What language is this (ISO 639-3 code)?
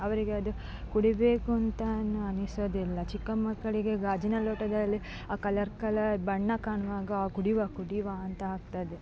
kan